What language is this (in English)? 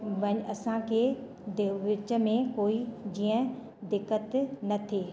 Sindhi